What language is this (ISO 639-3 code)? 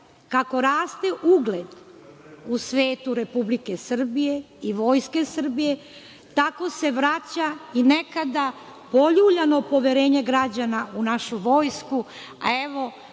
srp